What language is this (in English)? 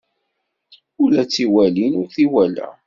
Kabyle